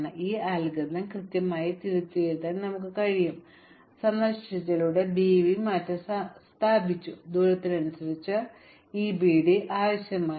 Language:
Malayalam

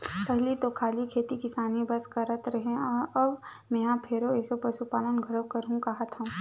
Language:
Chhattisgarhi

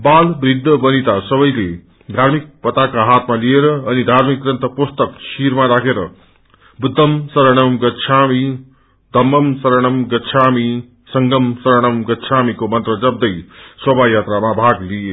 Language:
Nepali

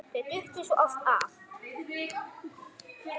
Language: Icelandic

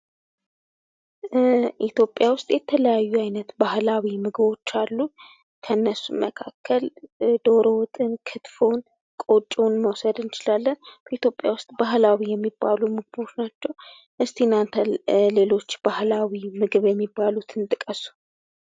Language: Amharic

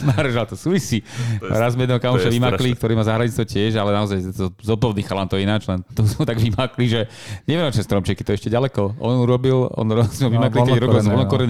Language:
Slovak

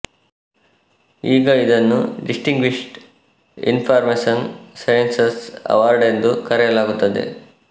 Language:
Kannada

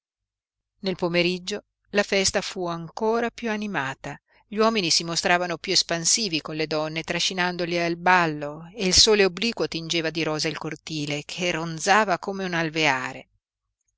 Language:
Italian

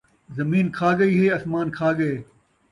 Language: Saraiki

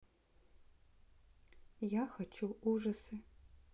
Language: Russian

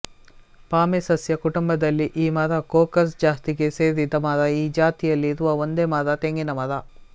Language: Kannada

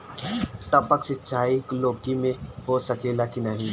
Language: Bhojpuri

